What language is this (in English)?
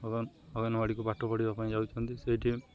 Odia